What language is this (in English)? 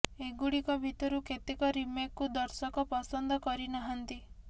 Odia